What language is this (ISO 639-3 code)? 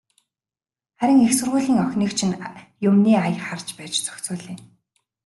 mon